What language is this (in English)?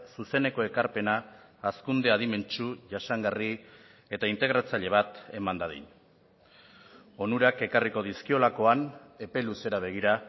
Basque